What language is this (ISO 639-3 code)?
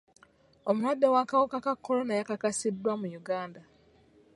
lug